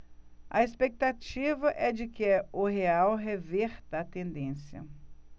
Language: Portuguese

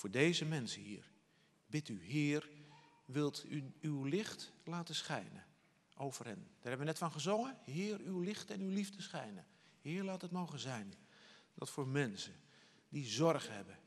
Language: Dutch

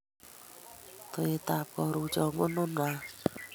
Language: Kalenjin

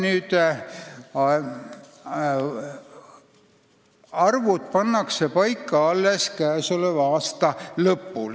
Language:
Estonian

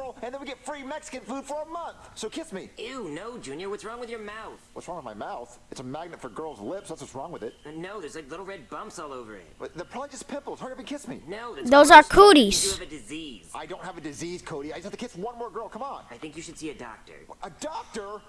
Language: English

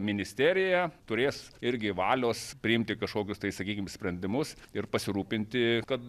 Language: Lithuanian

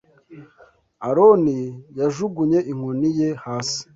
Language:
Kinyarwanda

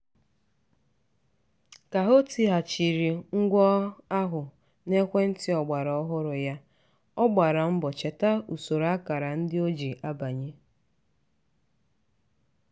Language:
Igbo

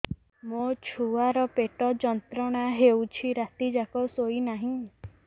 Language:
Odia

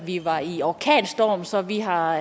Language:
Danish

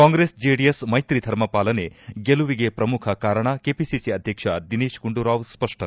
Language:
Kannada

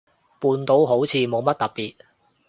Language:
Cantonese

